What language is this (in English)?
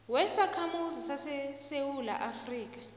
South Ndebele